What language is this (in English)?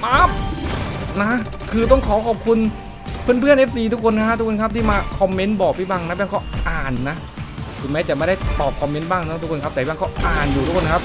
Thai